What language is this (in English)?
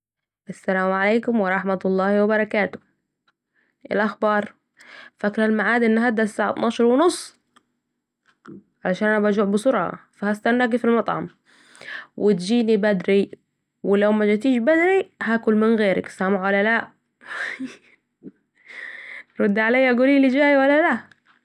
Saidi Arabic